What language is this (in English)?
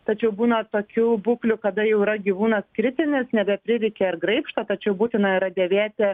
Lithuanian